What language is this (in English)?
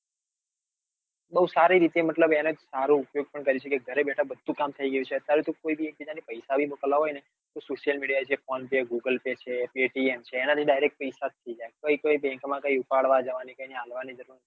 Gujarati